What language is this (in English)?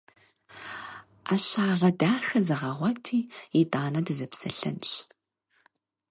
Kabardian